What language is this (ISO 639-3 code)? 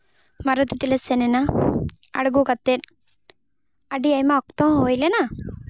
sat